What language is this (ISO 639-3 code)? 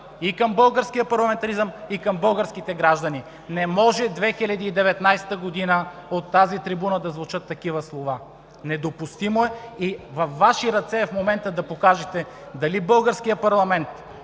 bul